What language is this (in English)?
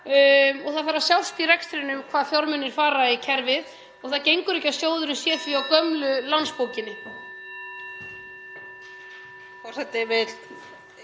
Icelandic